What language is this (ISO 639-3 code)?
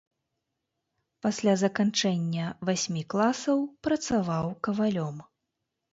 bel